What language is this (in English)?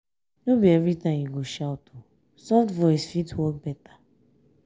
Nigerian Pidgin